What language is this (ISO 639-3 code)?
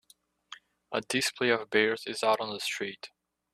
eng